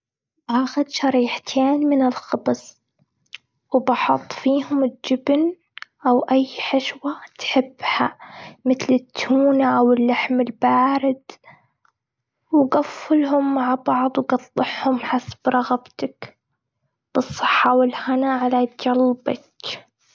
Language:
Gulf Arabic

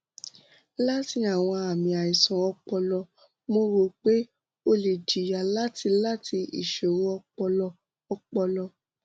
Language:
Yoruba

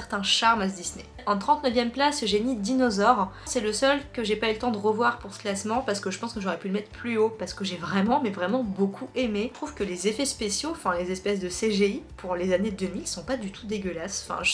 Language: French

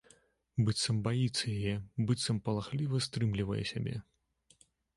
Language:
Belarusian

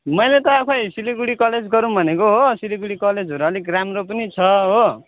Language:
Nepali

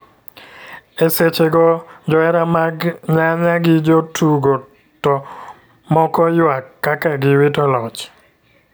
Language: Luo (Kenya and Tanzania)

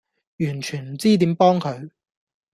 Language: Cantonese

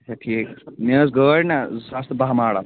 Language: Kashmiri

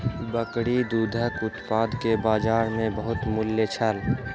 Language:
Maithili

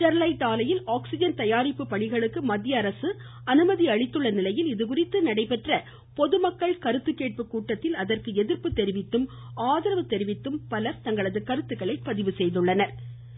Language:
Tamil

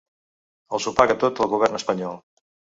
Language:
Catalan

